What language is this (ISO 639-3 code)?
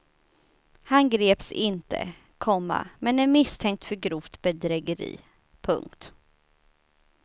swe